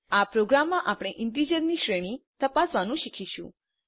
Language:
Gujarati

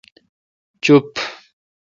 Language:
Kalkoti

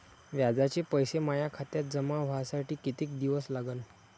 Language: Marathi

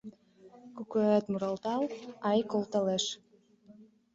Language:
Mari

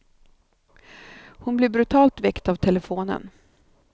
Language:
Swedish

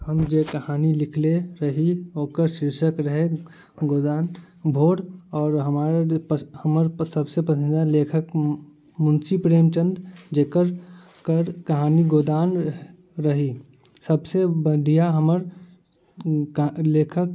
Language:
Maithili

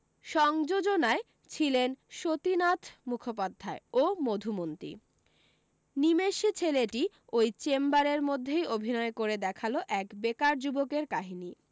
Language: Bangla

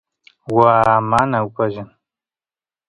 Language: Santiago del Estero Quichua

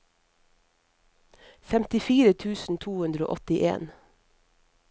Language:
Norwegian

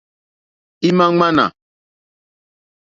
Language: Mokpwe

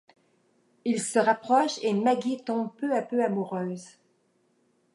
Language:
French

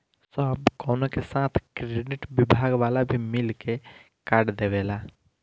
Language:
Bhojpuri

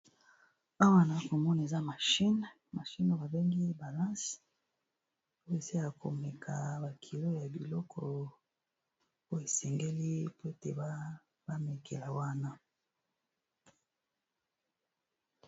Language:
Lingala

